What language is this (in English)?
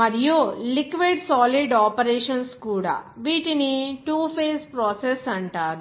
Telugu